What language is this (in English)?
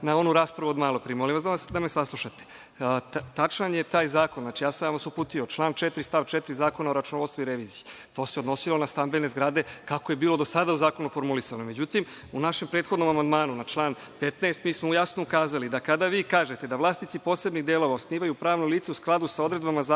Serbian